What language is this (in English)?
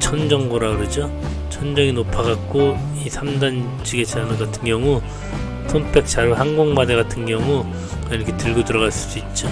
Korean